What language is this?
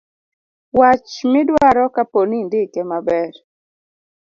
Luo (Kenya and Tanzania)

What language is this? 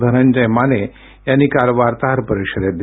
Marathi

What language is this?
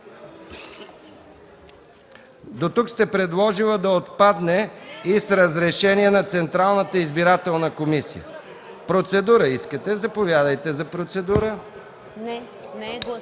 Bulgarian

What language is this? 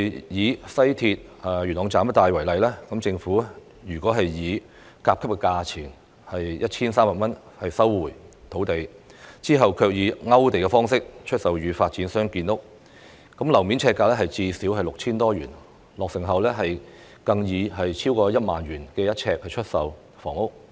Cantonese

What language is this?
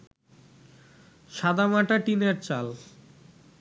Bangla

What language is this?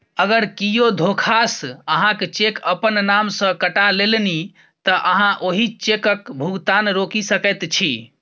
Maithili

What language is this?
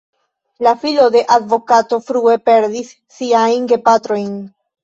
Esperanto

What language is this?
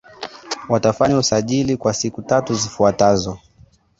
Swahili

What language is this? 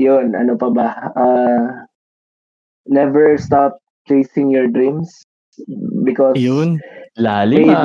Filipino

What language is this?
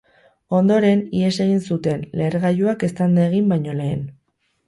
Basque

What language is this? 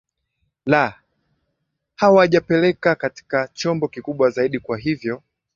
Swahili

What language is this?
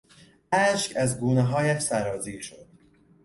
Persian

